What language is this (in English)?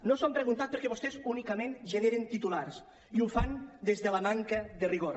Catalan